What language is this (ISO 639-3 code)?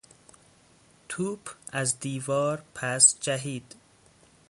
fas